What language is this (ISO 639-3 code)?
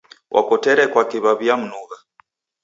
dav